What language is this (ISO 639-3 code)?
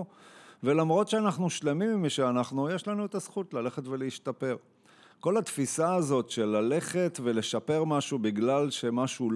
heb